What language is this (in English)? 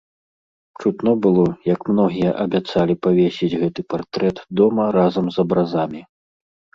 Belarusian